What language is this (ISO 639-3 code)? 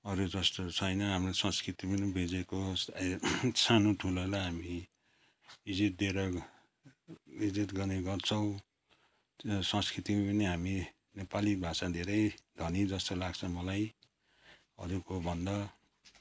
nep